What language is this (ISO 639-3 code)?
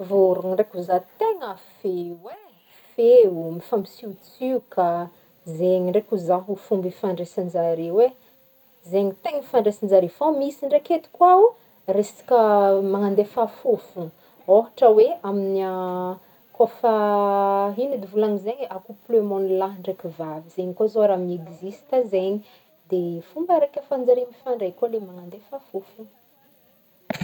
bmm